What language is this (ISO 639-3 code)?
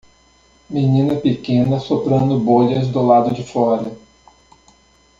por